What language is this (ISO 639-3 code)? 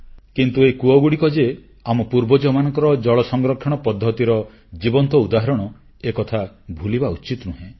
ori